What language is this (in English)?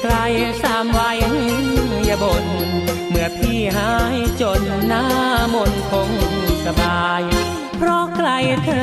Thai